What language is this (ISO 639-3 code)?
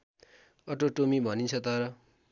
nep